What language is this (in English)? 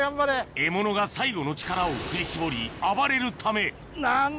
Japanese